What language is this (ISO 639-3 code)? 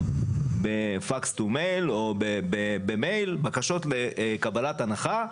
heb